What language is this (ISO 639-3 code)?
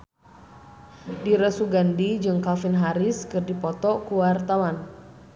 sun